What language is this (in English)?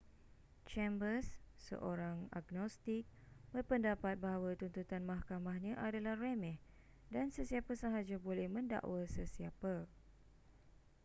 Malay